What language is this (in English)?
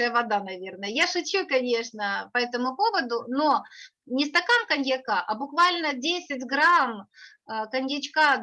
Russian